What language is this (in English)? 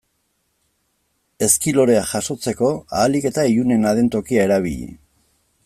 Basque